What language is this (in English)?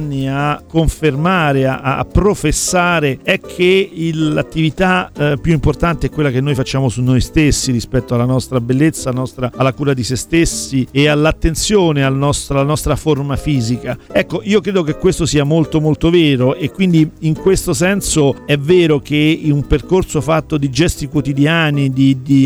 Italian